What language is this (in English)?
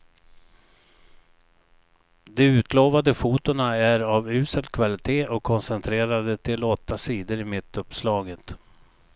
Swedish